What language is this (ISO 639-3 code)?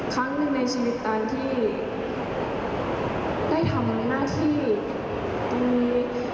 tha